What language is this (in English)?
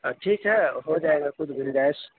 Urdu